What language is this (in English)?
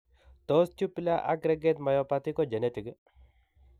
Kalenjin